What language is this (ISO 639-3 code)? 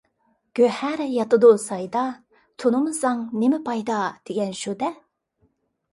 uig